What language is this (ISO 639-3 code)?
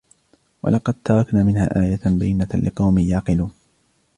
ara